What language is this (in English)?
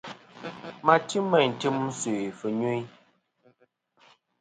Kom